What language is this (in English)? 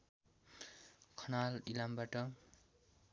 Nepali